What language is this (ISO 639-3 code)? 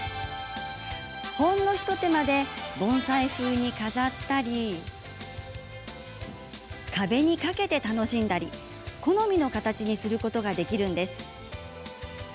jpn